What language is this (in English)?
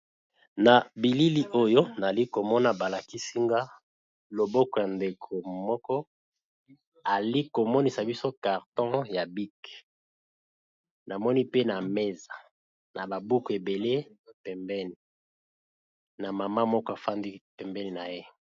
Lingala